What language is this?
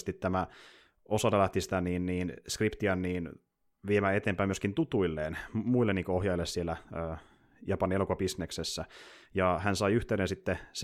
Finnish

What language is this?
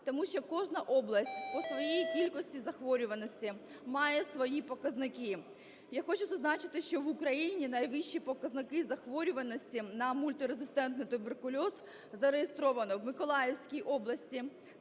Ukrainian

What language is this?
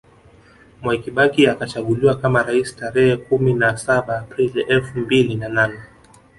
Swahili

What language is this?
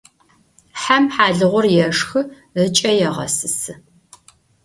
Adyghe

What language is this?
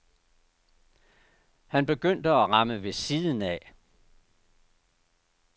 Danish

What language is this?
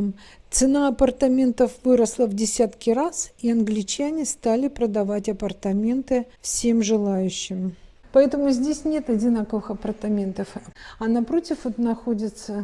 Russian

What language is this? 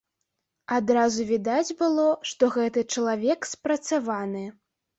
Belarusian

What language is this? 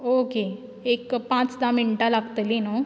Konkani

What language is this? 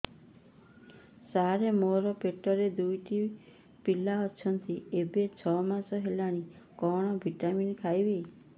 Odia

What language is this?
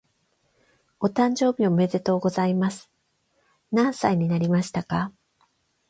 Japanese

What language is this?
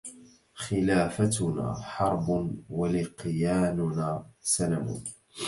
Arabic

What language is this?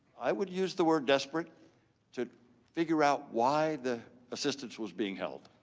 English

